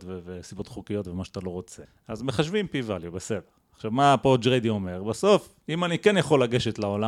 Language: Hebrew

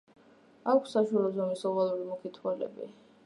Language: Georgian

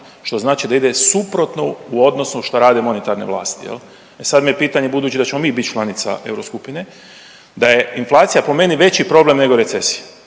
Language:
Croatian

